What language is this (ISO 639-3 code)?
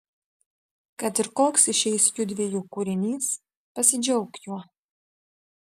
lit